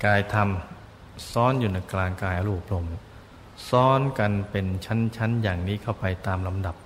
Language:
Thai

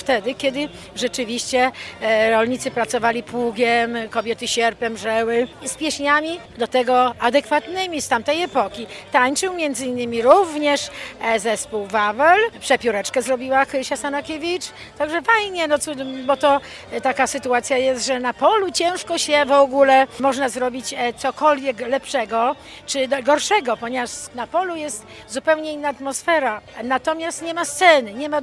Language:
Polish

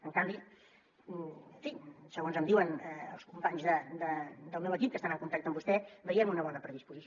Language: Catalan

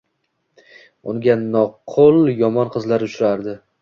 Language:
Uzbek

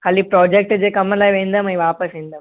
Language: Sindhi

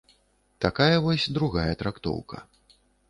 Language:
Belarusian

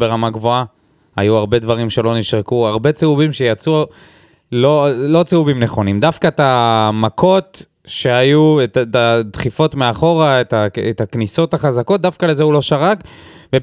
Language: Hebrew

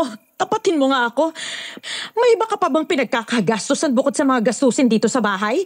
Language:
Filipino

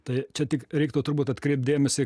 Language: Lithuanian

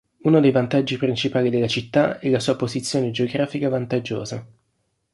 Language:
Italian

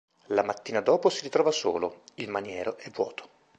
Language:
Italian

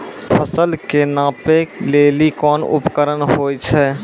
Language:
Maithili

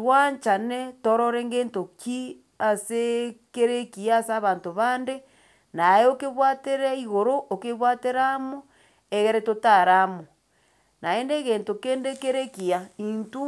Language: Gusii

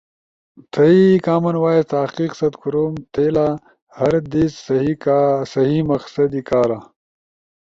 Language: Ushojo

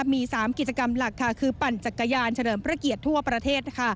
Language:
Thai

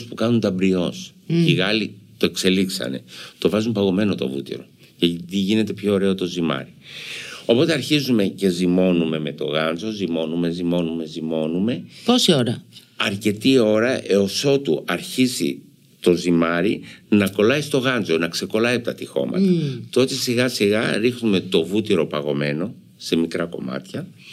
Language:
Greek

